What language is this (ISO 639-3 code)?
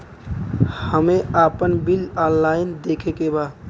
bho